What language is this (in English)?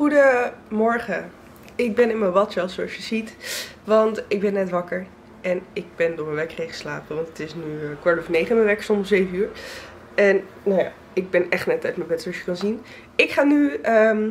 Dutch